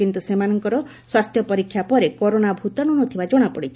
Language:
Odia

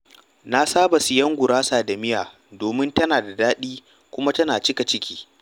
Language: Hausa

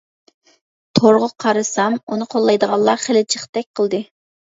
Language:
Uyghur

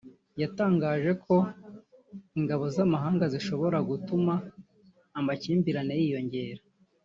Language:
Kinyarwanda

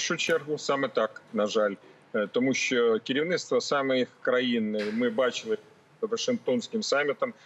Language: Ukrainian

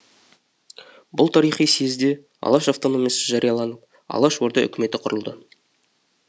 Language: Kazakh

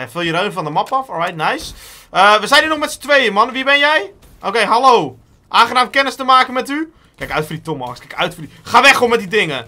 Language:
Dutch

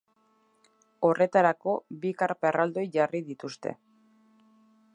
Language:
Basque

